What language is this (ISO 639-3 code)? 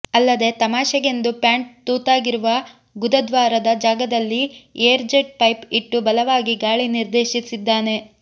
kan